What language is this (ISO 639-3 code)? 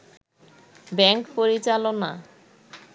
ben